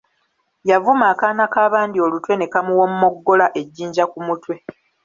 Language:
Ganda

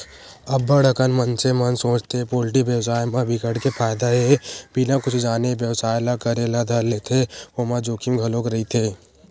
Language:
Chhattisgarhi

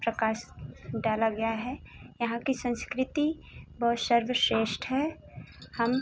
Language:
Hindi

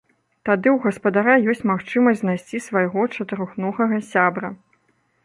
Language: Belarusian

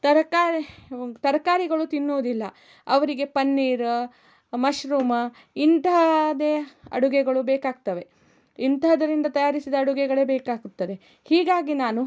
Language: Kannada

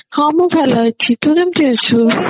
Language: Odia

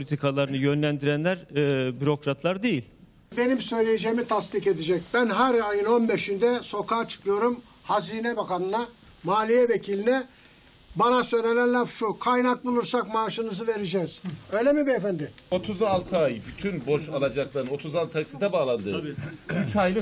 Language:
Turkish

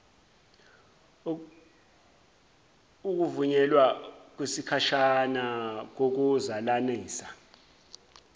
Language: Zulu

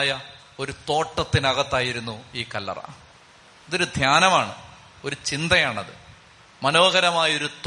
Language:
Malayalam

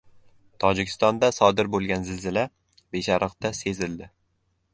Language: Uzbek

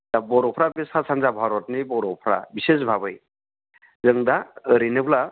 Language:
Bodo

